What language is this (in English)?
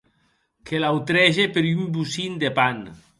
Occitan